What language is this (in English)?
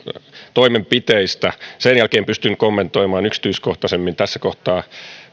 Finnish